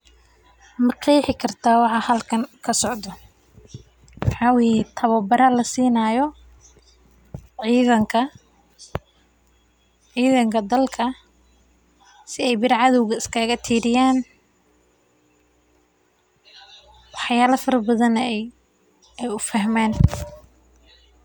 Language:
Somali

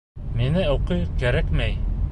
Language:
Bashkir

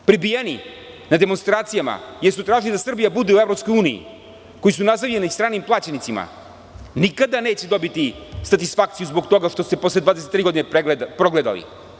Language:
Serbian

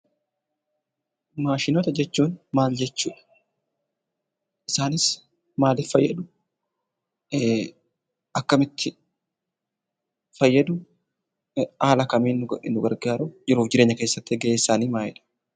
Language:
Oromo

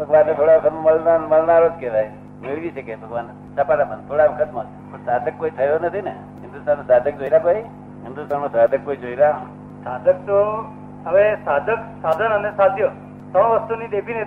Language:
Gujarati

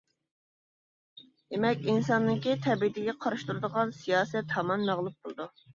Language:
Uyghur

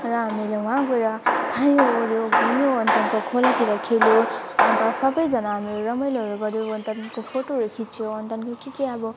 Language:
Nepali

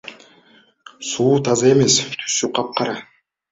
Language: Kyrgyz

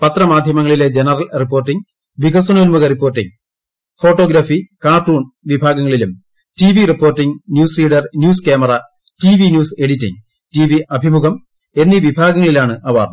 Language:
Malayalam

